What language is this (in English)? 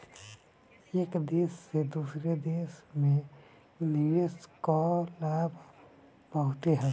Bhojpuri